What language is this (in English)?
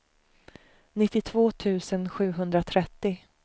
Swedish